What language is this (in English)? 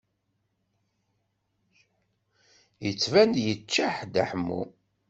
Kabyle